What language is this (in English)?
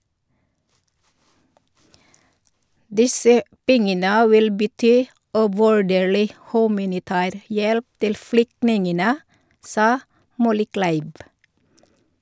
Norwegian